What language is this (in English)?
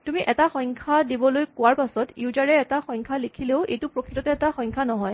Assamese